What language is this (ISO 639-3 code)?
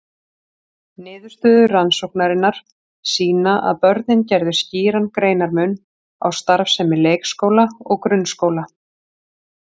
isl